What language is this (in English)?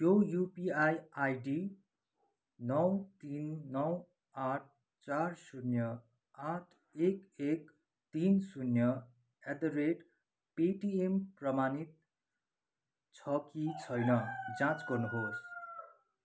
Nepali